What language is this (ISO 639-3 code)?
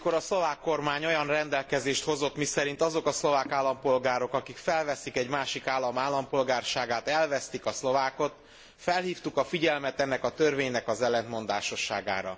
hun